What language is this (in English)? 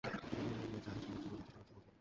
Bangla